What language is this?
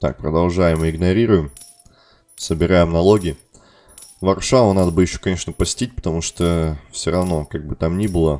Russian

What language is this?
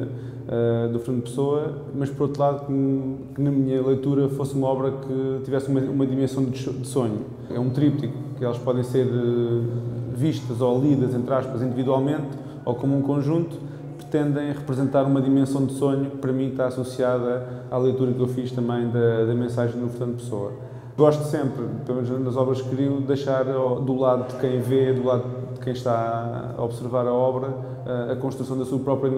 Portuguese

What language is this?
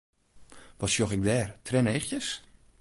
Western Frisian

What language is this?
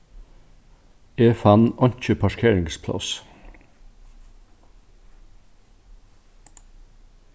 Faroese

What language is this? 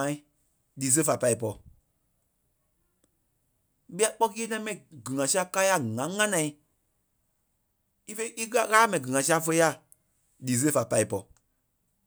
Kpelle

